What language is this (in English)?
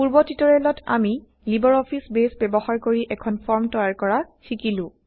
Assamese